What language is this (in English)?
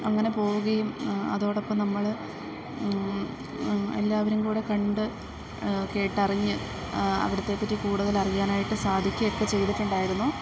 Malayalam